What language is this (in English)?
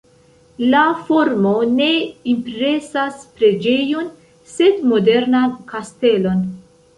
Esperanto